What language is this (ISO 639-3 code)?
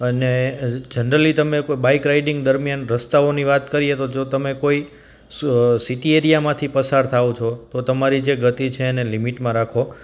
guj